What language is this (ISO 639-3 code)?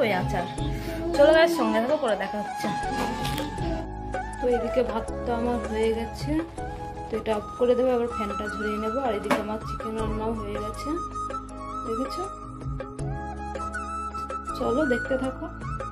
ron